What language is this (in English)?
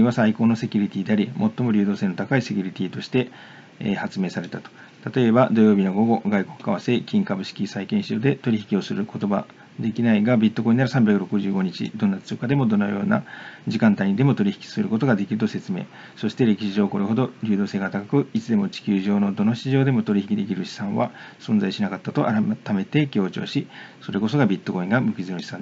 Japanese